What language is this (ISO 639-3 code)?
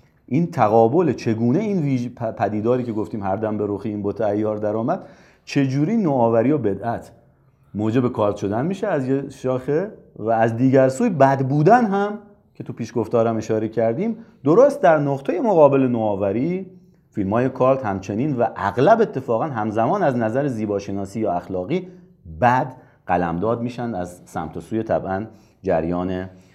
fas